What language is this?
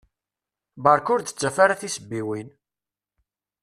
Kabyle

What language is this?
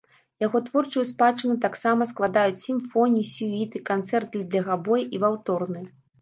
Belarusian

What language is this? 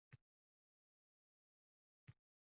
Uzbek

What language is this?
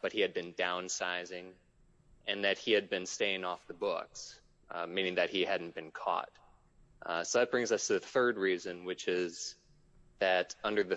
English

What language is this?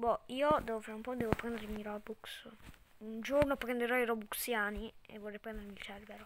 Italian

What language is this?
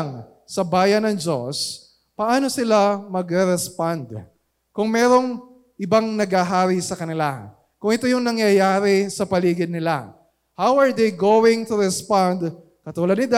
Filipino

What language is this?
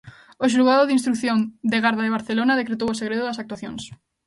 Galician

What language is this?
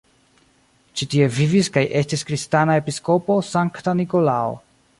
Esperanto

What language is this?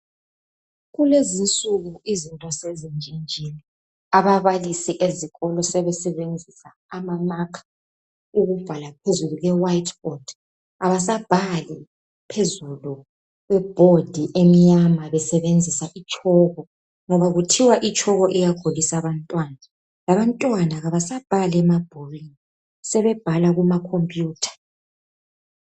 North Ndebele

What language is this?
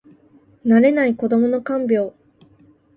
Japanese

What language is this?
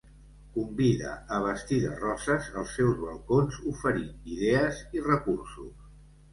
Catalan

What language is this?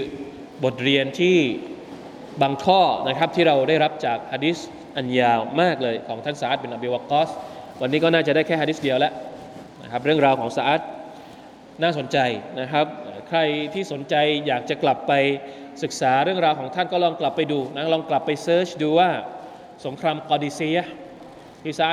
Thai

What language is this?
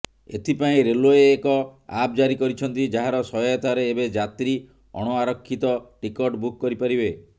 Odia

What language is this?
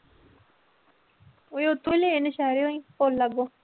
Punjabi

